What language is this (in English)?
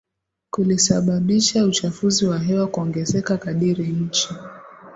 Swahili